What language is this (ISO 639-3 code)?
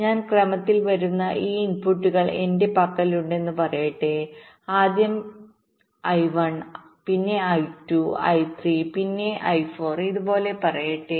mal